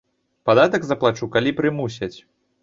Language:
Belarusian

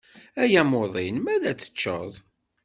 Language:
Kabyle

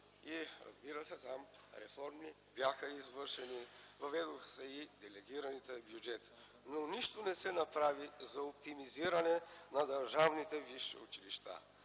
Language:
Bulgarian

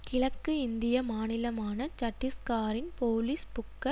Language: Tamil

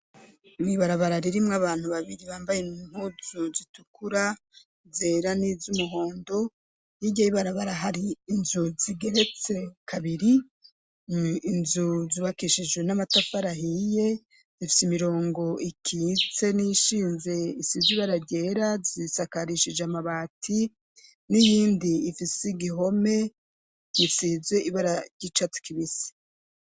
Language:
Rundi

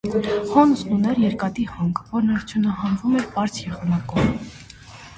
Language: Armenian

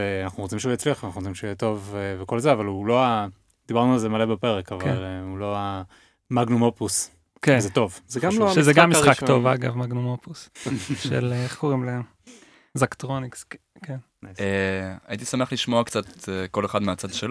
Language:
Hebrew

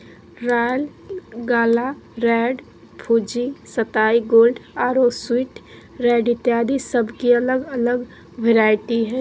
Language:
Magahi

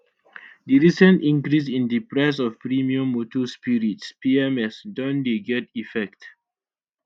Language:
Nigerian Pidgin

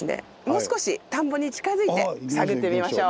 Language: Japanese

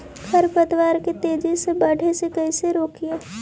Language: Magahi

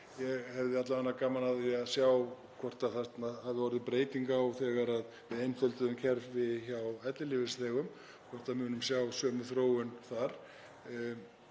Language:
Icelandic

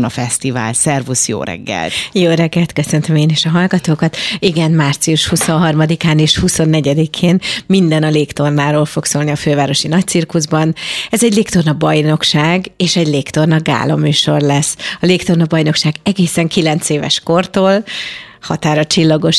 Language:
Hungarian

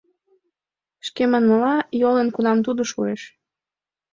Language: Mari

